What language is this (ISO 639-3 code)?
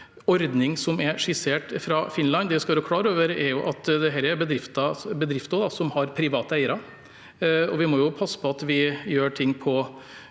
nor